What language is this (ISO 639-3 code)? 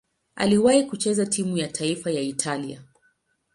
swa